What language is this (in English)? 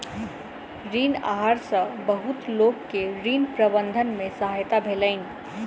Maithili